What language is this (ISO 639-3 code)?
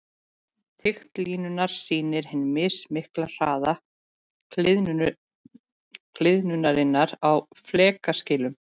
isl